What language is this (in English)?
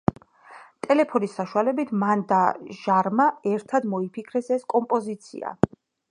Georgian